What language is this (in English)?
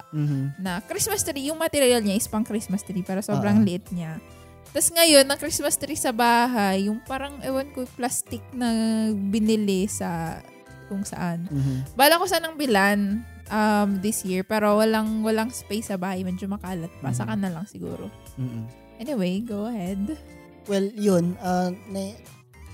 Filipino